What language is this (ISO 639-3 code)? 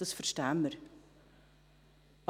gsw